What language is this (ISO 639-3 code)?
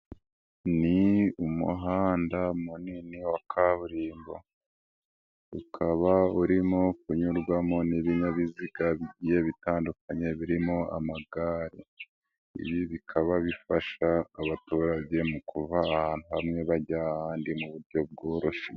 kin